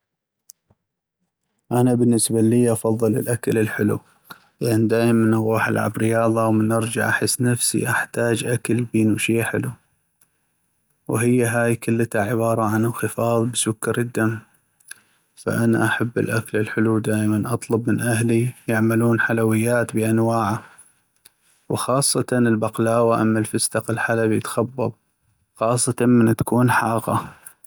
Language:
North Mesopotamian Arabic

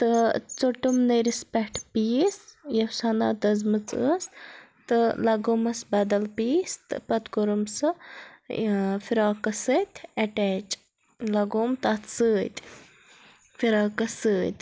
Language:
Kashmiri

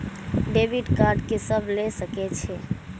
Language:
Maithili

